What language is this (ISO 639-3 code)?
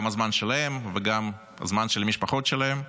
heb